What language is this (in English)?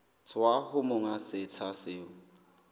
Southern Sotho